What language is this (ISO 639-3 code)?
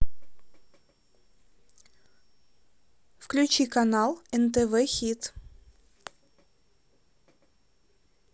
rus